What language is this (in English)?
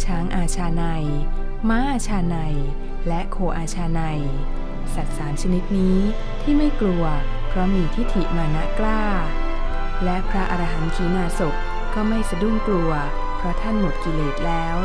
Thai